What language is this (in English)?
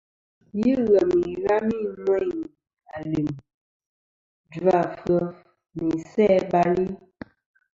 Kom